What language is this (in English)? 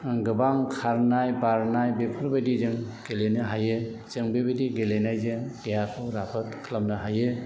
Bodo